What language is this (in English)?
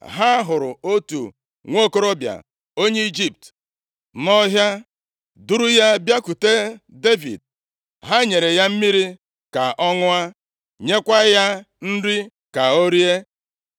Igbo